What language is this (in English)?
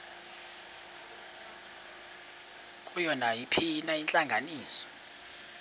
Xhosa